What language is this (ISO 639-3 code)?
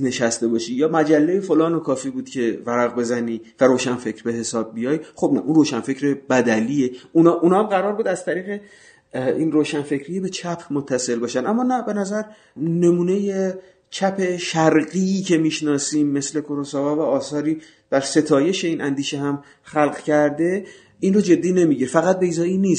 fas